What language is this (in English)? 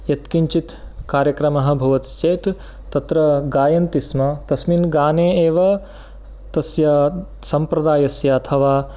Sanskrit